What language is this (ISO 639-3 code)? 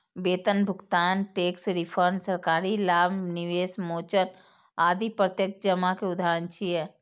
mai